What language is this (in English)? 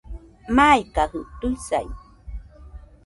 Nüpode Huitoto